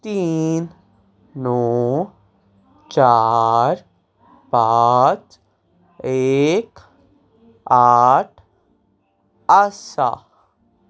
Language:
Konkani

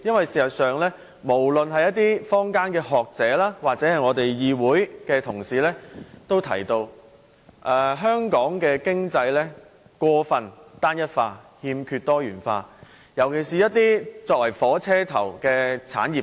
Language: Cantonese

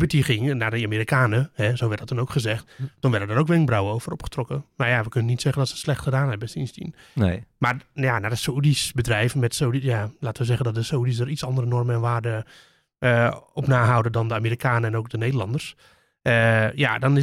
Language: Dutch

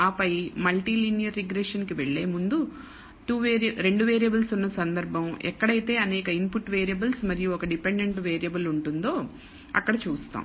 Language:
Telugu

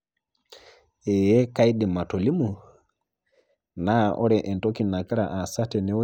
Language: Masai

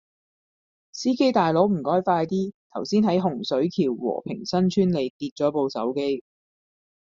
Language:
Cantonese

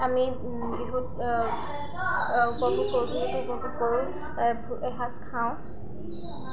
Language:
Assamese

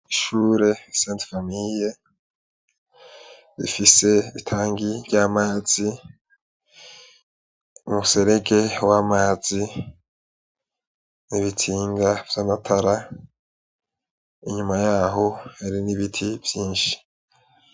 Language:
Rundi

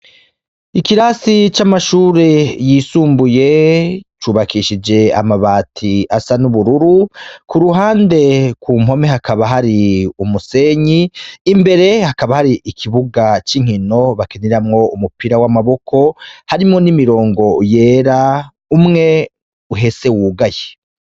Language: Rundi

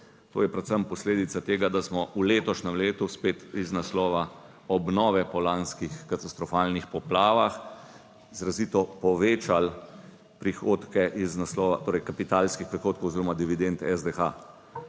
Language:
Slovenian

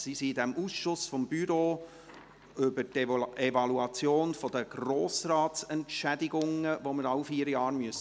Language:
Swiss German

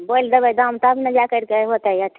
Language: Maithili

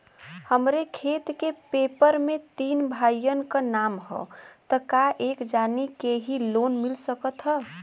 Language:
Bhojpuri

